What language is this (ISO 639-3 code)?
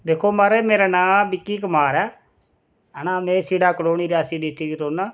doi